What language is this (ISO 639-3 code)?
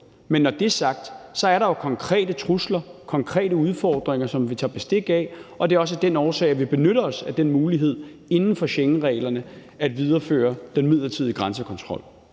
dan